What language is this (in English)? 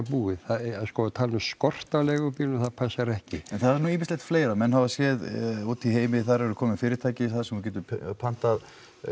Icelandic